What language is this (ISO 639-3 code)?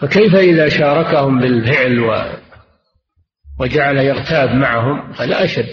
ara